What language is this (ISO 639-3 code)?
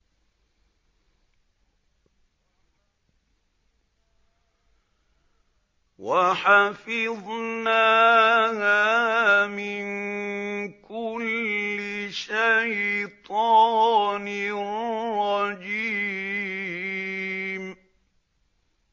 ara